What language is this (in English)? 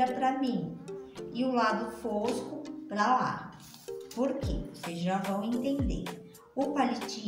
Portuguese